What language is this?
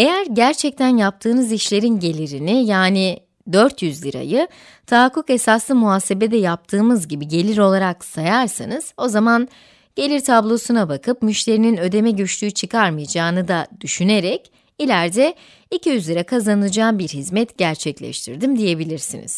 Turkish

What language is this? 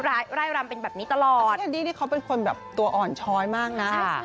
Thai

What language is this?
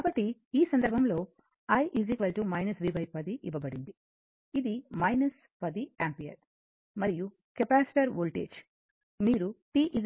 Telugu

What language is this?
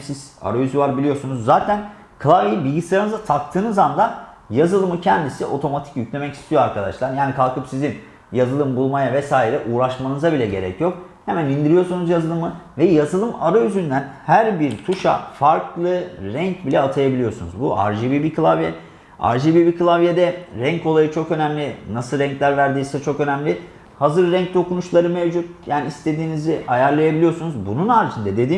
Turkish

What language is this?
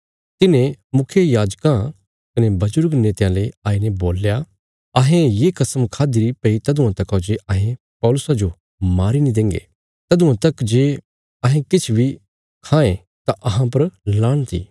Bilaspuri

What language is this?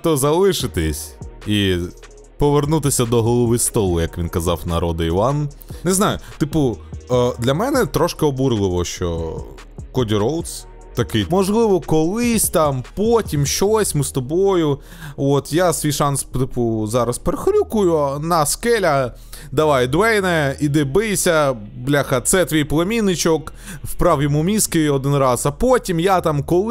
Ukrainian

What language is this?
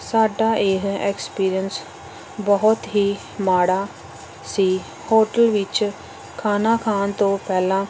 Punjabi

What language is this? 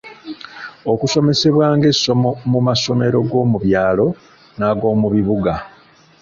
Ganda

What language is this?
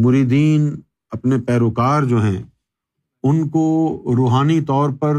Urdu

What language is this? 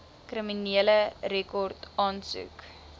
Afrikaans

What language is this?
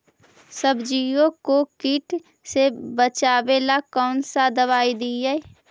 Magahi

